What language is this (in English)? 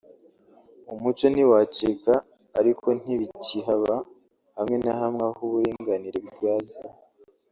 Kinyarwanda